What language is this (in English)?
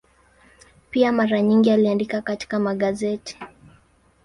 Swahili